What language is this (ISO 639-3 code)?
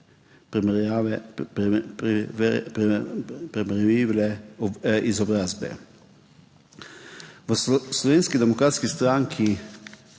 slv